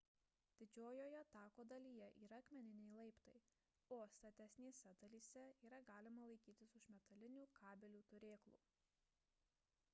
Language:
Lithuanian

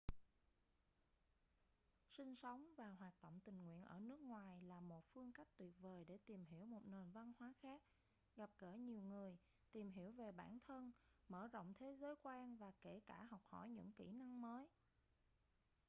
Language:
Vietnamese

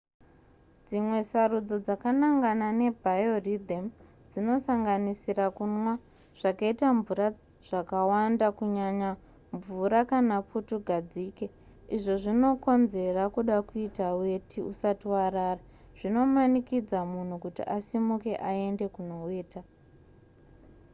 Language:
Shona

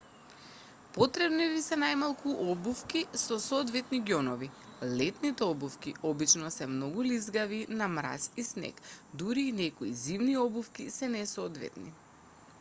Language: Macedonian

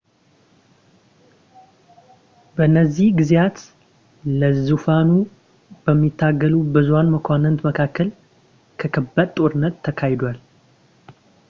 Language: Amharic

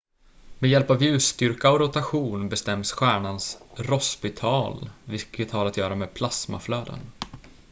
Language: Swedish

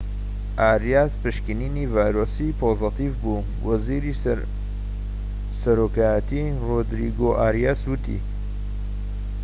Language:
Central Kurdish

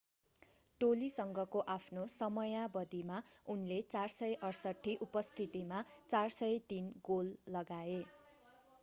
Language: Nepali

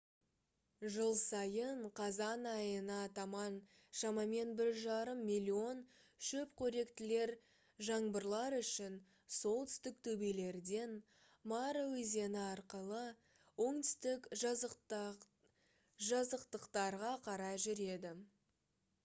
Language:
Kazakh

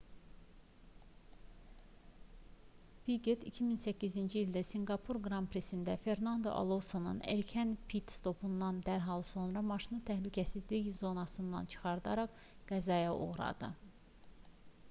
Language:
Azerbaijani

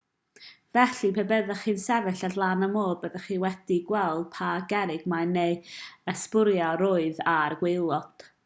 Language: Welsh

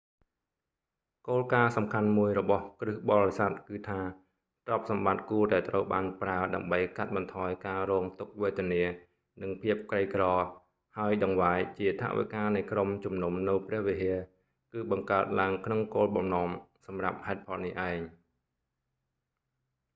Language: Khmer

